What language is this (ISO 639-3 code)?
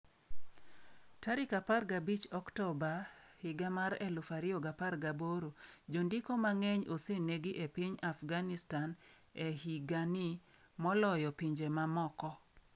luo